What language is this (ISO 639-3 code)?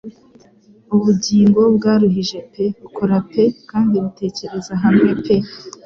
kin